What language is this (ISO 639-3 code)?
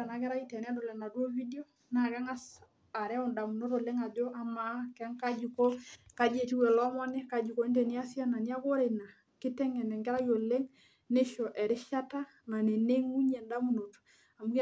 mas